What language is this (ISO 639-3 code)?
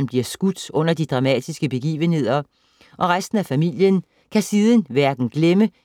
dan